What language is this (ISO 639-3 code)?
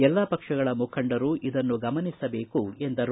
kan